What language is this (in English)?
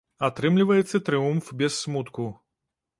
Belarusian